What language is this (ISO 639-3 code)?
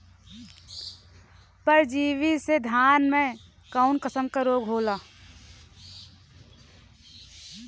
bho